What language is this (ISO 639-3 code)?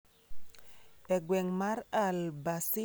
luo